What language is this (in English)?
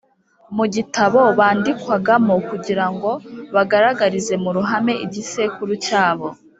Kinyarwanda